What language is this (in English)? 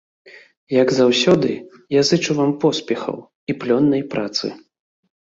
Belarusian